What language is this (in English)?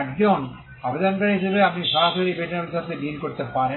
Bangla